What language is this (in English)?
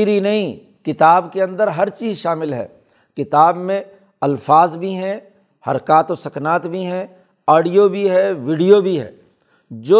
Urdu